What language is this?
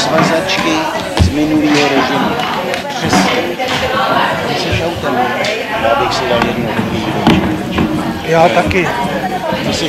Czech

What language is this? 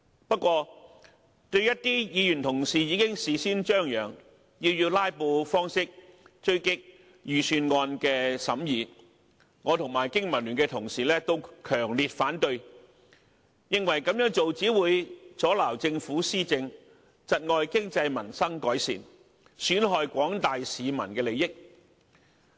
Cantonese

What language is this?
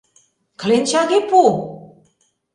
Mari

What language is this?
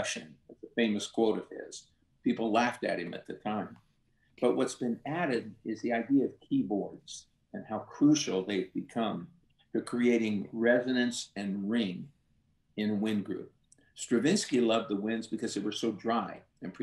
English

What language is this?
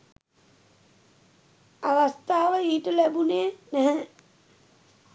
Sinhala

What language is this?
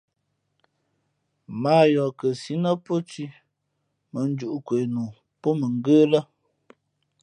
Fe'fe'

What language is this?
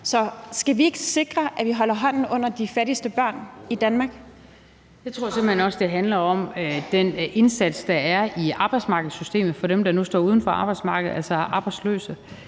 Danish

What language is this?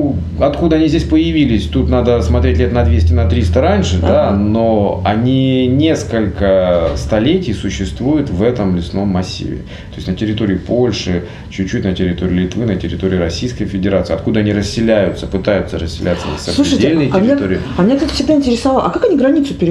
Russian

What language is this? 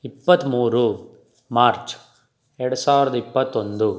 Kannada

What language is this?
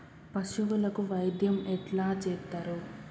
Telugu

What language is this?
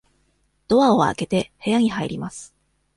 Japanese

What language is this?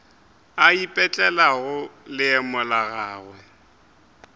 Northern Sotho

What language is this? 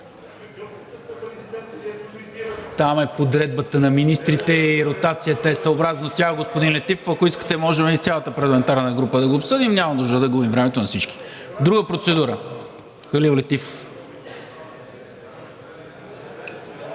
Bulgarian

